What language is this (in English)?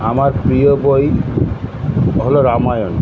Bangla